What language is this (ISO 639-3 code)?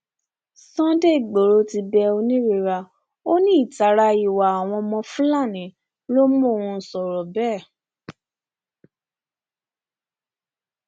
yor